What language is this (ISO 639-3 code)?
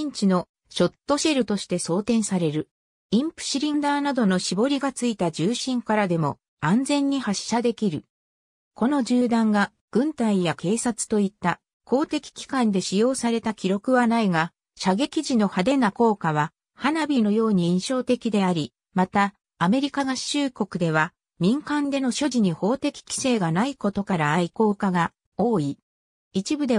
jpn